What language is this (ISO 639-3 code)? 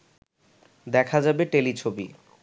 ben